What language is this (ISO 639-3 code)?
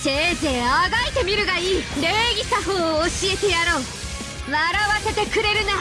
jpn